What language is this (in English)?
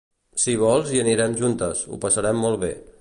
Catalan